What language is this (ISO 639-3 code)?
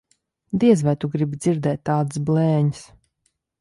lav